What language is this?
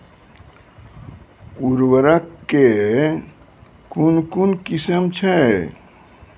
Maithili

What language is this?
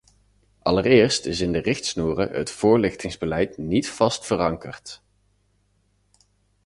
Dutch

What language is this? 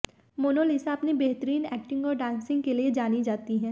Hindi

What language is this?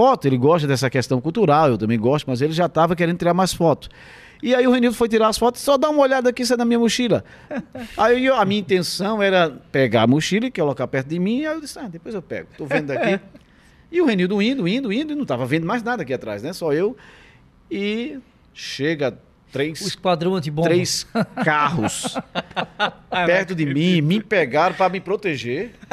Portuguese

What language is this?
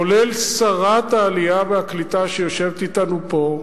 Hebrew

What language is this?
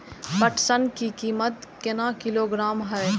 Maithili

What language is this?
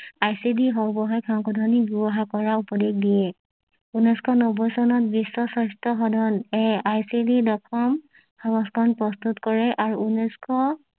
Assamese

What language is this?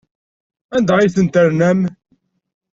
Kabyle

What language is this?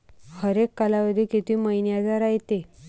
Marathi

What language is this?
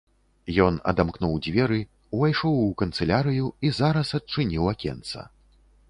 Belarusian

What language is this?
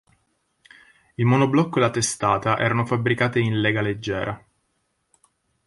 Italian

